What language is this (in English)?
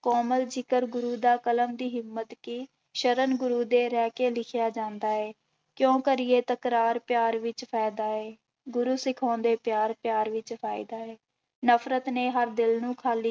Punjabi